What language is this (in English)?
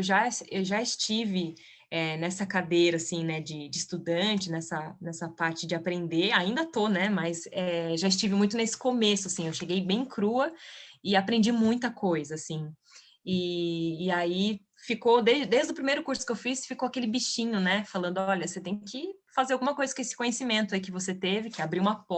Portuguese